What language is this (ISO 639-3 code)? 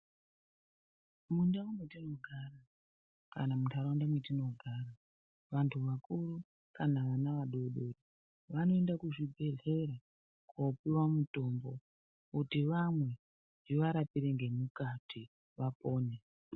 ndc